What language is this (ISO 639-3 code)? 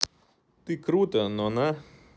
rus